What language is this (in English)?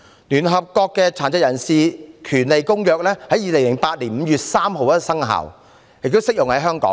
Cantonese